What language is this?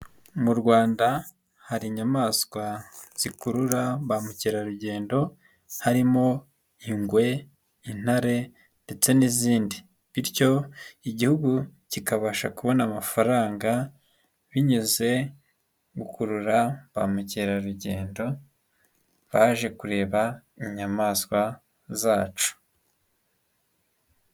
Kinyarwanda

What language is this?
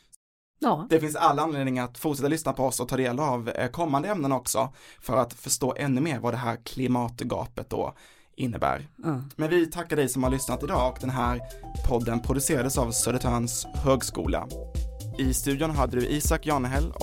Swedish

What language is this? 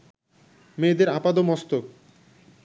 Bangla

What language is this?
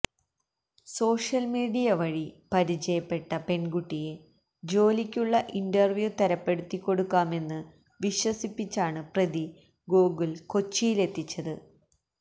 Malayalam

